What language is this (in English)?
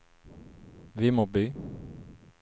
Swedish